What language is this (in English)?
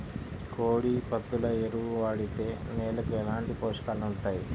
Telugu